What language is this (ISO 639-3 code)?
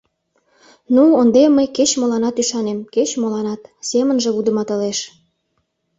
chm